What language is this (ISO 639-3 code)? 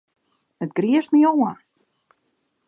fry